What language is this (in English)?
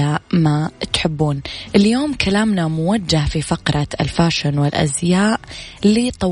Arabic